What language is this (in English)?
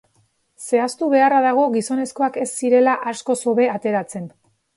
Basque